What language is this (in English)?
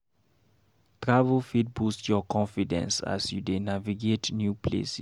Nigerian Pidgin